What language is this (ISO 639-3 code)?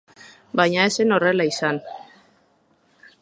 eus